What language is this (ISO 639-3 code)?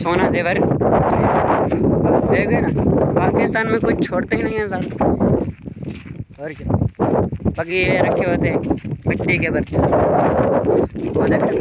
hin